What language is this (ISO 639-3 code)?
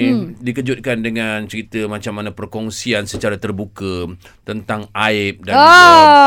msa